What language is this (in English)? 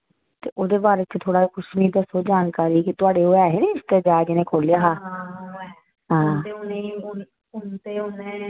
Dogri